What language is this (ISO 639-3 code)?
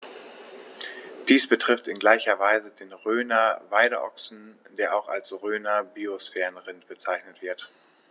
deu